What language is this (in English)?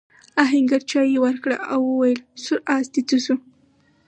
Pashto